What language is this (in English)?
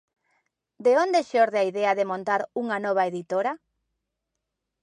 Galician